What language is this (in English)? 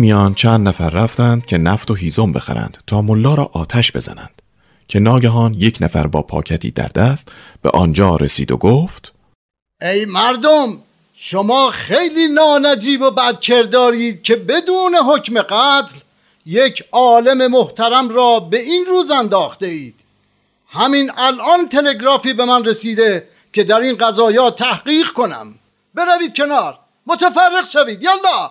Persian